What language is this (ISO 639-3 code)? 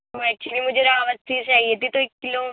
urd